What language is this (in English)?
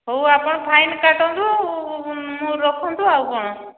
Odia